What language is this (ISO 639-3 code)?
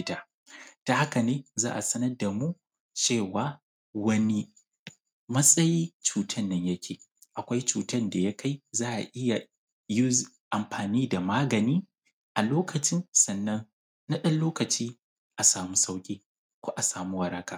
hau